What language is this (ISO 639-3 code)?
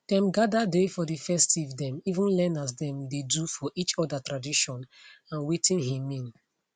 pcm